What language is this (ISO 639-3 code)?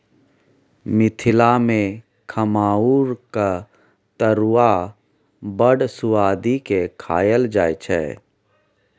mai